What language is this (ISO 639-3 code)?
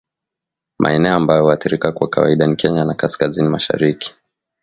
swa